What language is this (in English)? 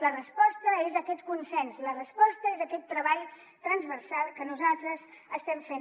Catalan